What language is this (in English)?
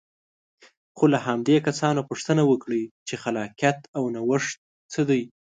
Pashto